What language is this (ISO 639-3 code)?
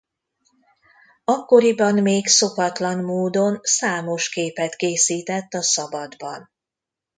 hun